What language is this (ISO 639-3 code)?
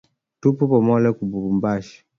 swa